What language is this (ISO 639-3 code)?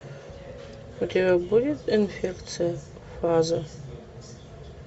rus